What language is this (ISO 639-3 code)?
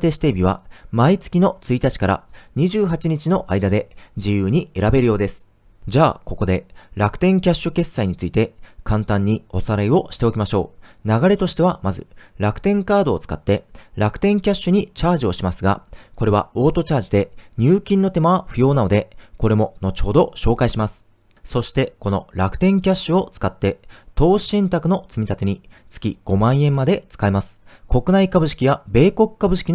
jpn